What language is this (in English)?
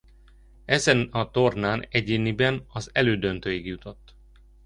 Hungarian